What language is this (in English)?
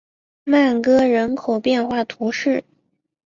Chinese